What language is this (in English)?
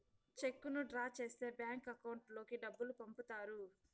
Telugu